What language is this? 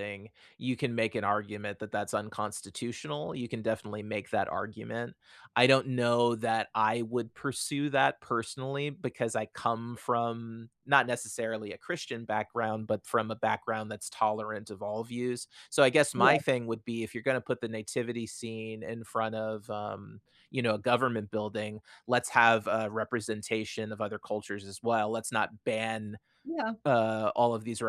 English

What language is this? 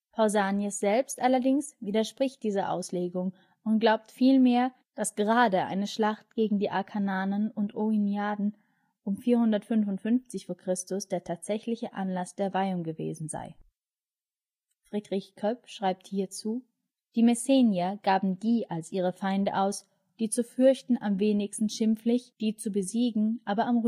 German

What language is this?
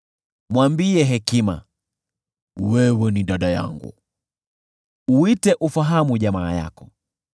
Swahili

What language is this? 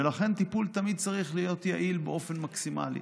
Hebrew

